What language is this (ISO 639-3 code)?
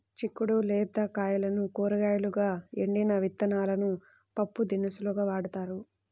tel